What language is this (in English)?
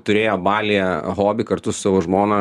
Lithuanian